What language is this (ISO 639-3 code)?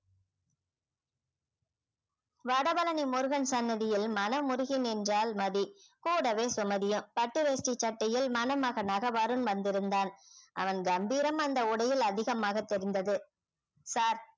tam